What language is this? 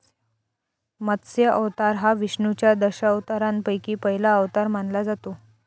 Marathi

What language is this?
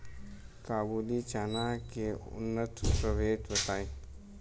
Bhojpuri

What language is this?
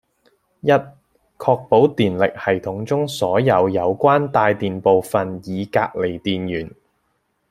Cantonese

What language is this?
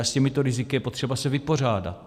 Czech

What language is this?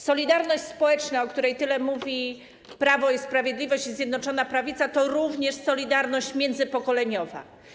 Polish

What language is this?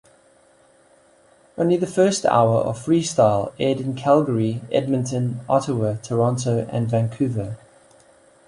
English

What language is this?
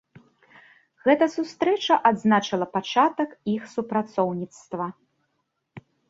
Belarusian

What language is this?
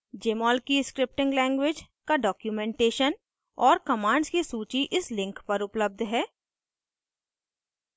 Hindi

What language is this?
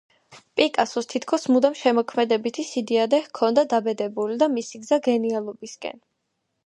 Georgian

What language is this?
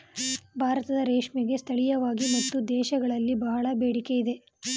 Kannada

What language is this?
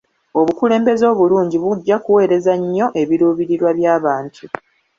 Ganda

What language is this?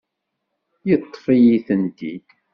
Kabyle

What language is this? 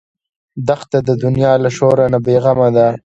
Pashto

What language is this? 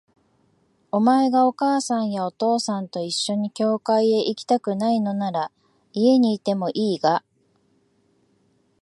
Japanese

